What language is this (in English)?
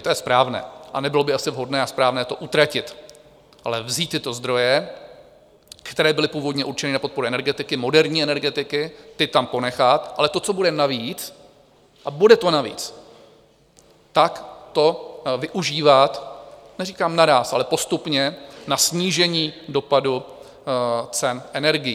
Czech